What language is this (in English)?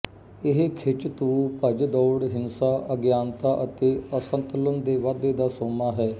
Punjabi